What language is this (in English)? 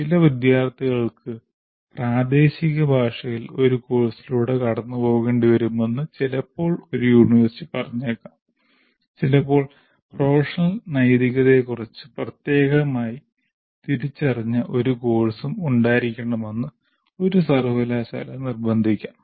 Malayalam